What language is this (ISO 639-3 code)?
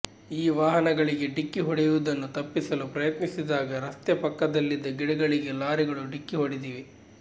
kan